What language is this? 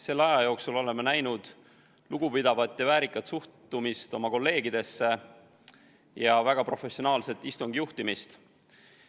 Estonian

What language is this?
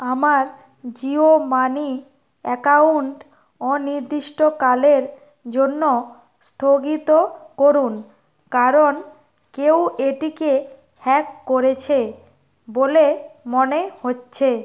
Bangla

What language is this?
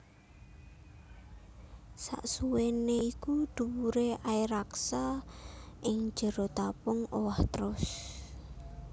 Javanese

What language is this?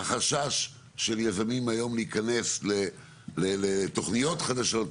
Hebrew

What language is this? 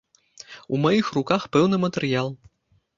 Belarusian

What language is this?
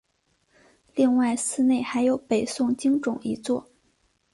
Chinese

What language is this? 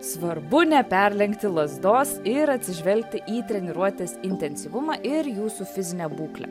Lithuanian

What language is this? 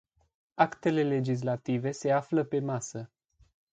Romanian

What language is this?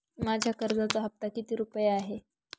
Marathi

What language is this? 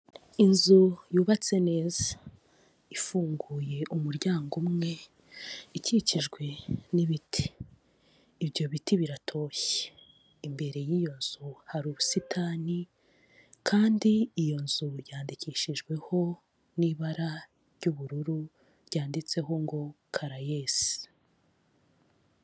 Kinyarwanda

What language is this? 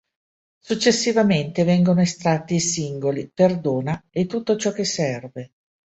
Italian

